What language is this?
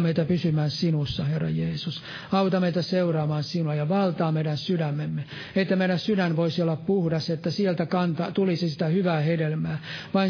Finnish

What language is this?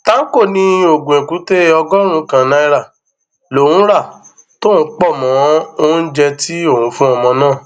Yoruba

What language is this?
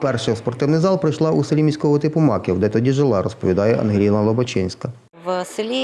Ukrainian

